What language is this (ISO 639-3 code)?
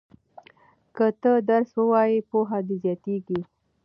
pus